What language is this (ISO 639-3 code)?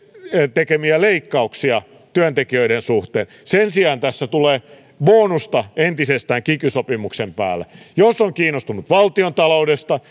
fin